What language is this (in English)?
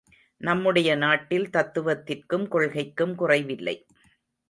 Tamil